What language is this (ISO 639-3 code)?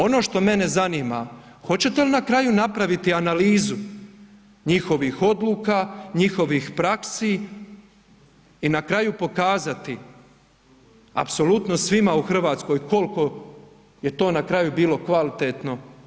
hrv